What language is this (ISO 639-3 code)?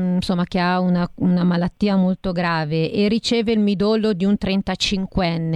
ita